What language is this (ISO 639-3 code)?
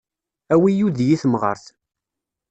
kab